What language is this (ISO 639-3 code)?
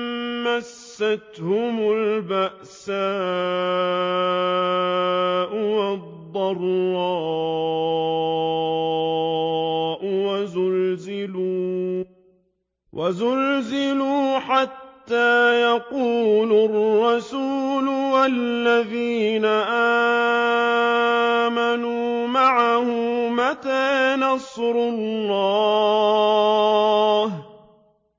ara